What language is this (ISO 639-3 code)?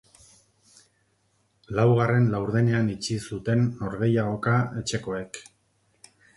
eus